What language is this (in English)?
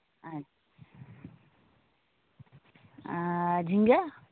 Santali